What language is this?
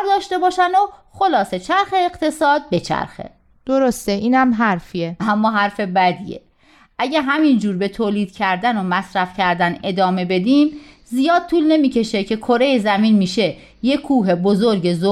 Persian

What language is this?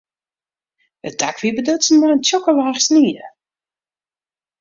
Western Frisian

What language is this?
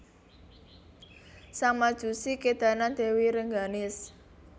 Javanese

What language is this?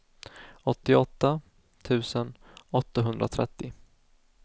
Swedish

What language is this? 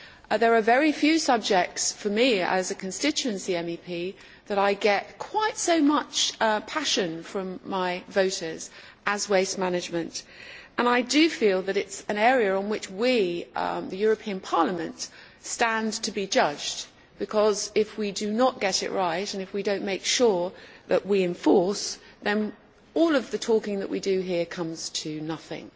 English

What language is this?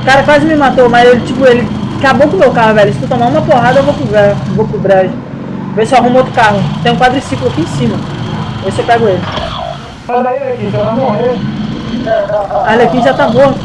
Portuguese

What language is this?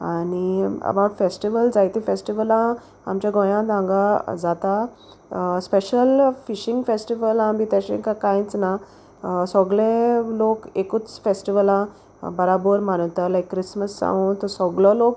Konkani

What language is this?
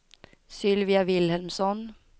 Swedish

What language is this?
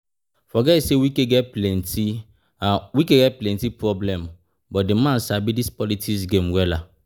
Nigerian Pidgin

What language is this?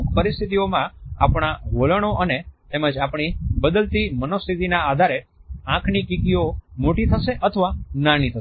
Gujarati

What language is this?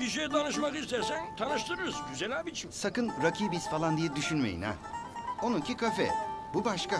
Turkish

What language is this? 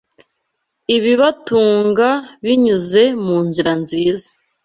Kinyarwanda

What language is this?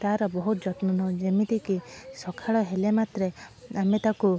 Odia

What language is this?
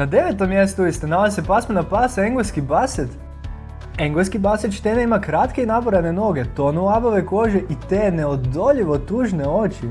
Croatian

